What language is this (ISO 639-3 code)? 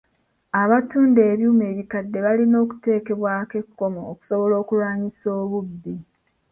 lug